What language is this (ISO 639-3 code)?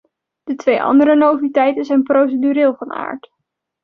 nld